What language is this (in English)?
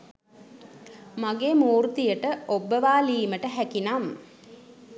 Sinhala